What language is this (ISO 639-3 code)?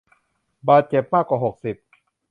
tha